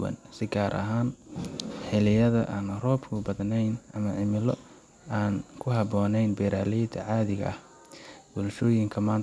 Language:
Somali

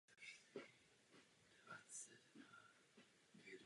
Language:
Czech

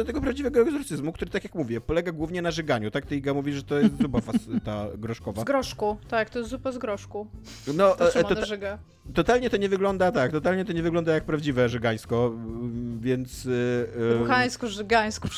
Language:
Polish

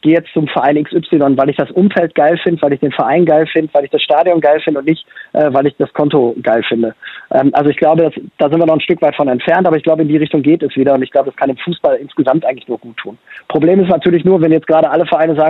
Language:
German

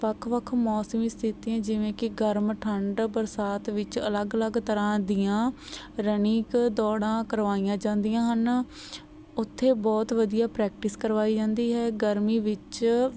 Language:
Punjabi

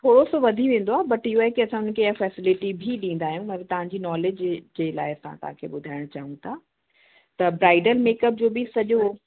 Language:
Sindhi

